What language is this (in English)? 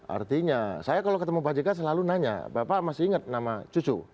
Indonesian